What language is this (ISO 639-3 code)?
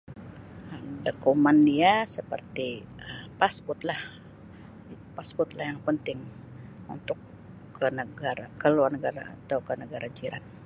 msi